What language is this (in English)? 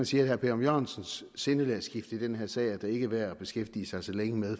Danish